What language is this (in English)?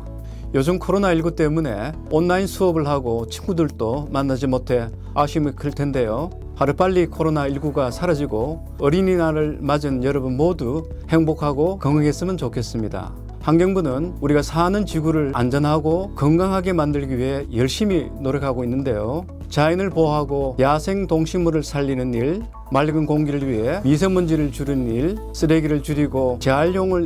Korean